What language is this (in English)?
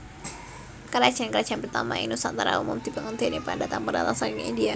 Javanese